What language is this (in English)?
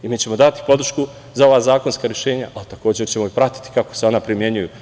Serbian